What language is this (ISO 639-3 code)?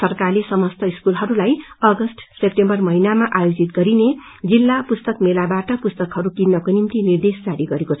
nep